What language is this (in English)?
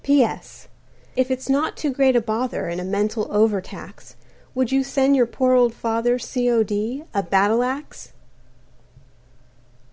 English